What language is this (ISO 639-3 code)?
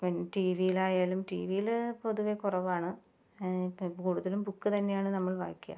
mal